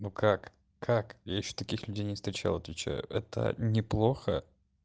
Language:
Russian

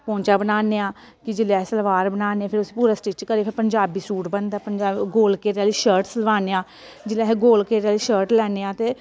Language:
Dogri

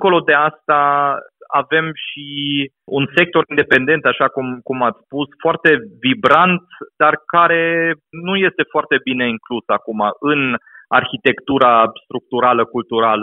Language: Romanian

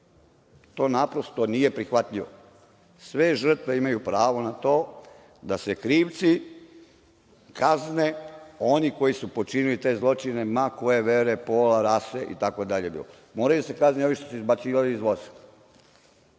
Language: Serbian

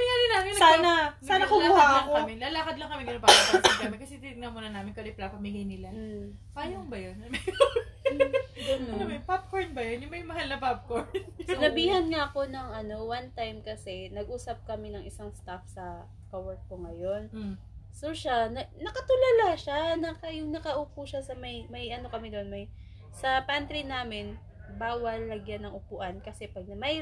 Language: Filipino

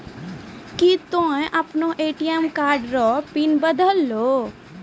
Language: Maithili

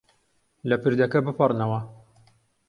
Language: Central Kurdish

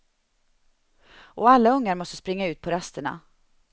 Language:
Swedish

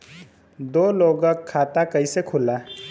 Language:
Bhojpuri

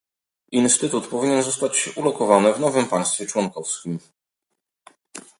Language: Polish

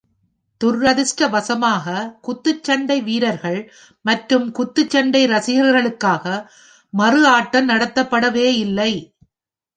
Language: Tamil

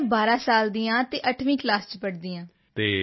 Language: Punjabi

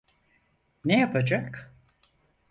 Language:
Turkish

